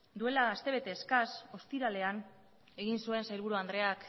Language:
Basque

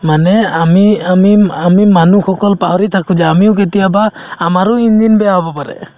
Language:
Assamese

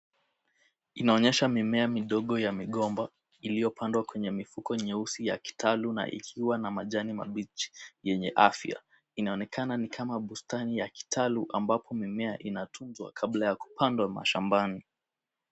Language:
Swahili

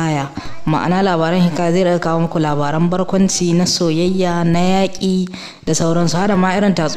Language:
Arabic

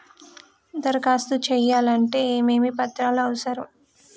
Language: Telugu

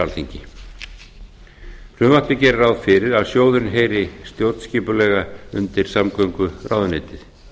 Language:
Icelandic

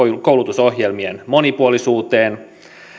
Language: Finnish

